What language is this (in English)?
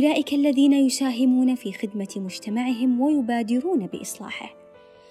Arabic